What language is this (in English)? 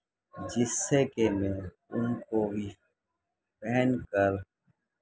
Urdu